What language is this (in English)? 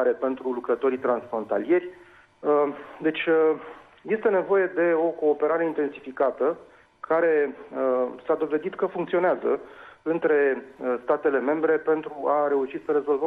Romanian